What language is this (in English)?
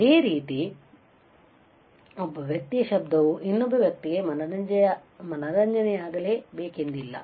Kannada